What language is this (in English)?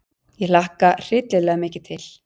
Icelandic